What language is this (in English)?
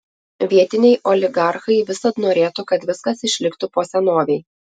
Lithuanian